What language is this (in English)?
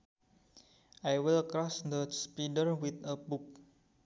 Sundanese